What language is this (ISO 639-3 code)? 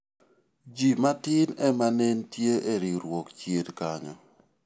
luo